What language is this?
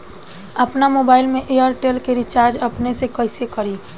Bhojpuri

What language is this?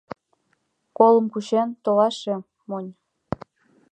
Mari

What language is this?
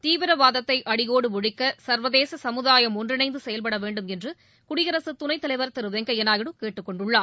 Tamil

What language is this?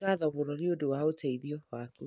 Kikuyu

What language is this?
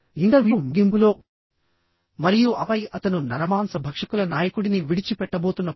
Telugu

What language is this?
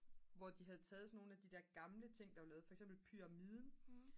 Danish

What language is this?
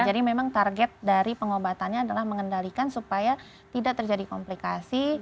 Indonesian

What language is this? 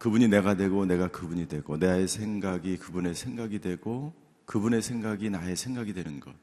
Korean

